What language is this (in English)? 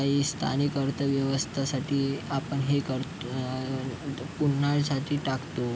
Marathi